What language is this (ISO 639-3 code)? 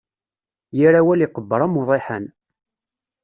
kab